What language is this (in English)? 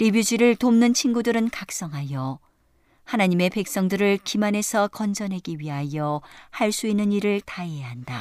Korean